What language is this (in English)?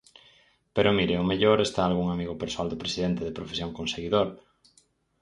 Galician